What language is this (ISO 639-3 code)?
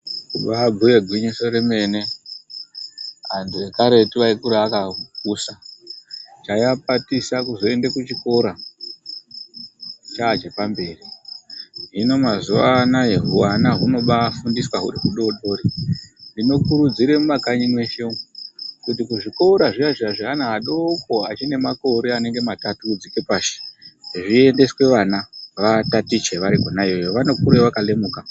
ndc